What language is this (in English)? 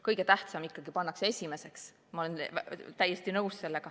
Estonian